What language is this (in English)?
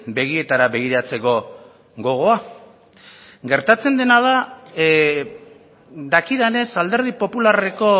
Basque